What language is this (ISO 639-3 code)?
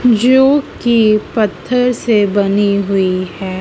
hin